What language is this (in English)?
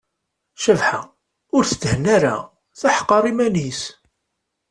Kabyle